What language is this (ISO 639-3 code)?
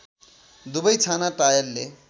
nep